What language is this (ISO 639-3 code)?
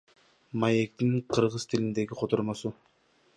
kir